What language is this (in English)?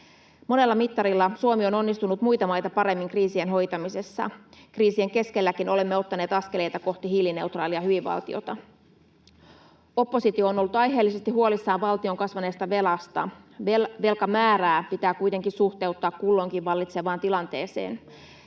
Finnish